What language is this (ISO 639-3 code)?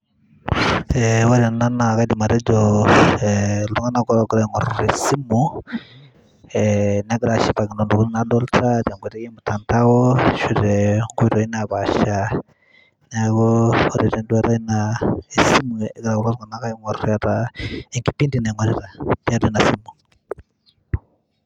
mas